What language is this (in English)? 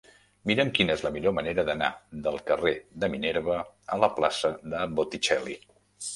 Catalan